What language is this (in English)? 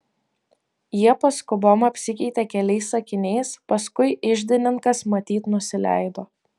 Lithuanian